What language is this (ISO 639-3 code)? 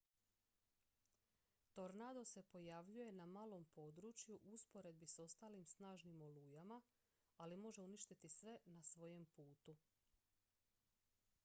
hrv